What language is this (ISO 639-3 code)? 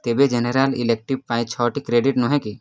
ori